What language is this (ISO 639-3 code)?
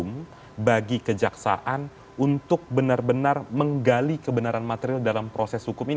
ind